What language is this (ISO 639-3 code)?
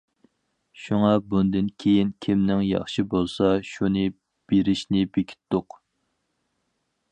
uig